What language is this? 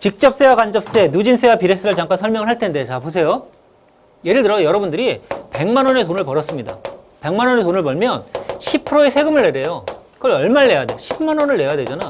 Korean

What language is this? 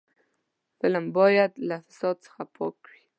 Pashto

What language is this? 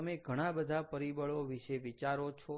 Gujarati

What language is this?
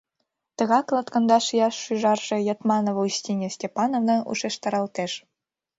Mari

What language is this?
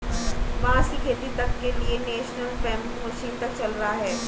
Hindi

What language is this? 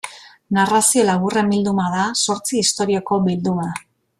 Basque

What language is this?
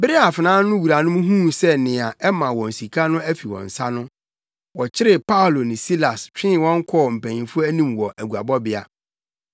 Akan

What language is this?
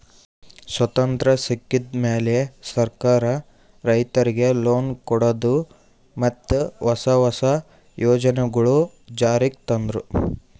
Kannada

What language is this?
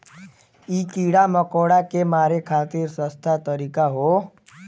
Bhojpuri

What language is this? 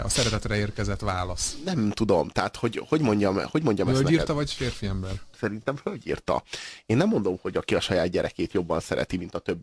Hungarian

